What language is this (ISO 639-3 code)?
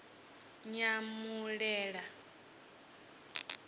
ven